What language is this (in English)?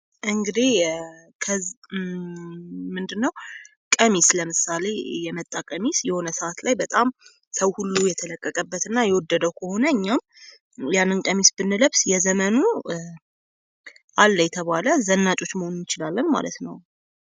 Amharic